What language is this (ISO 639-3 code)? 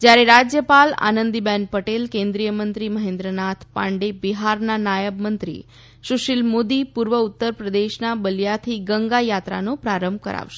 guj